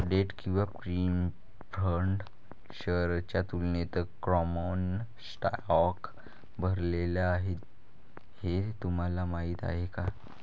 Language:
Marathi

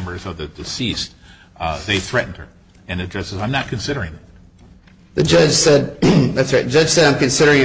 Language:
English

